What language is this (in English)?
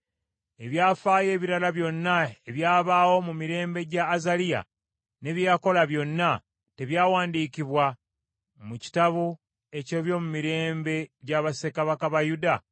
Ganda